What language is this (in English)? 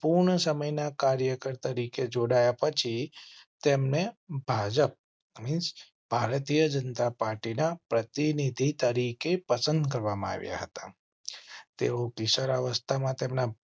Gujarati